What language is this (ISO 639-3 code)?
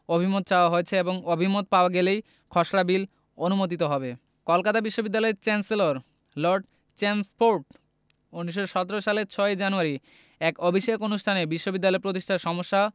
ben